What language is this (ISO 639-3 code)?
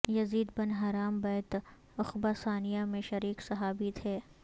urd